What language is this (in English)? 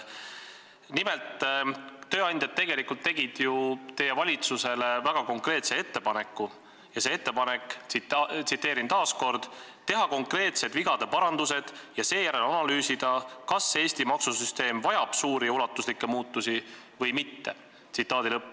Estonian